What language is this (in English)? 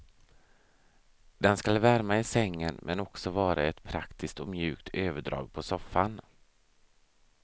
Swedish